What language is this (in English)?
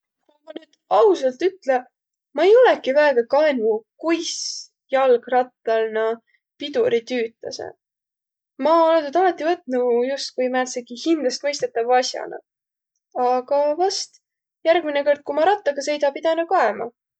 Võro